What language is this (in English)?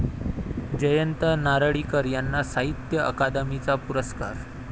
Marathi